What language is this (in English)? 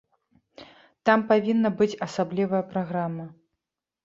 Belarusian